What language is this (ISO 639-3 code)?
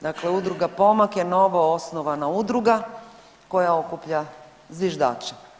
hrv